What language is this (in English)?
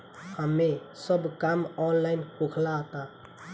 Bhojpuri